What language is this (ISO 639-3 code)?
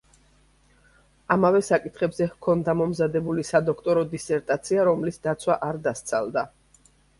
kat